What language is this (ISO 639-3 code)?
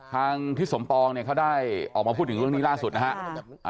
tha